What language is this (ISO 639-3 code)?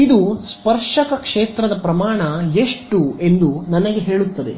kan